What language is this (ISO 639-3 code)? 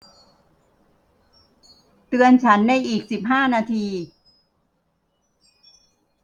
tha